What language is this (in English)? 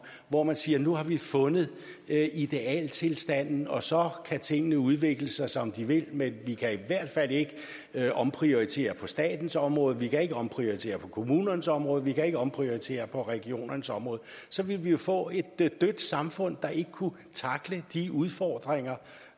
Danish